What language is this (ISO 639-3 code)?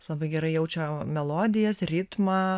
lit